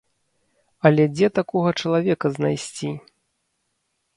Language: Belarusian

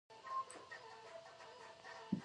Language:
Pashto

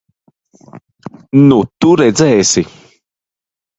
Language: Latvian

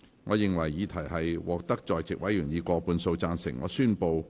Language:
Cantonese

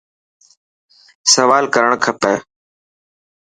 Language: Dhatki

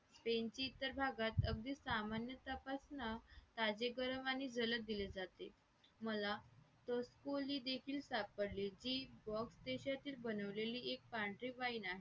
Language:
Marathi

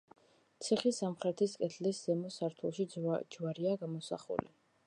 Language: Georgian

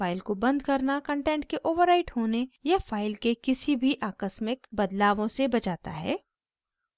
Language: Hindi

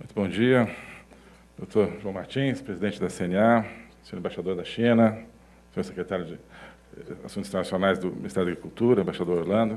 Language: Portuguese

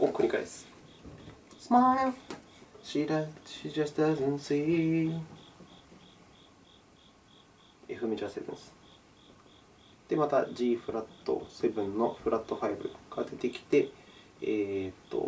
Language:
Japanese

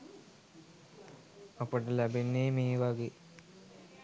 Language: Sinhala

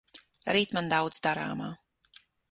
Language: Latvian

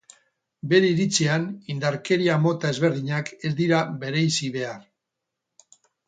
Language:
Basque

